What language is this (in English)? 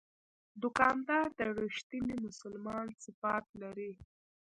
Pashto